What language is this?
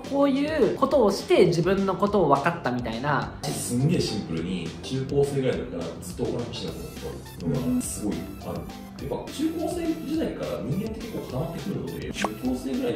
Japanese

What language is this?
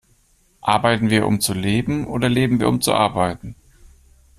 German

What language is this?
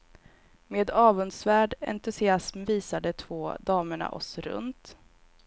Swedish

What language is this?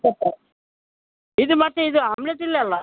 Kannada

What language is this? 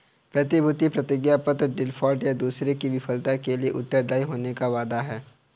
Hindi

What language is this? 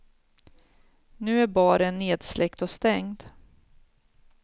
Swedish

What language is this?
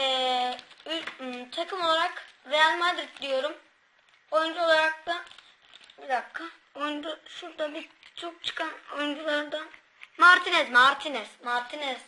Turkish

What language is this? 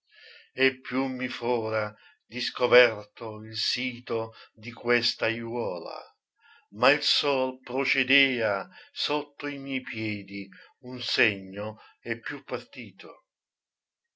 Italian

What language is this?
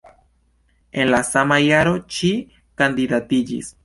Esperanto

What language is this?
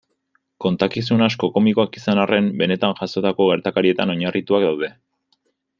Basque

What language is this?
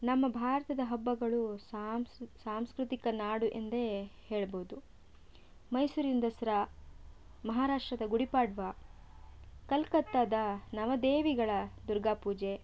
Kannada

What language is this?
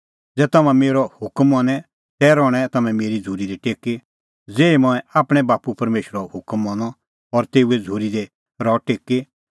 Kullu Pahari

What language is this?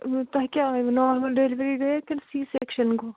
Kashmiri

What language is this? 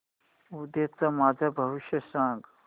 Marathi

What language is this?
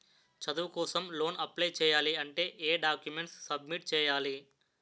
Telugu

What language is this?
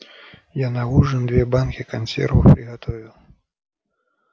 Russian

